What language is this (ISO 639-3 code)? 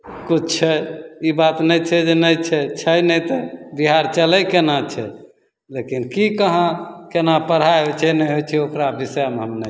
mai